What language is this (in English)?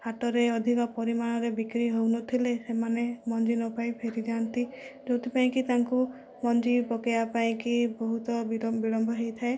Odia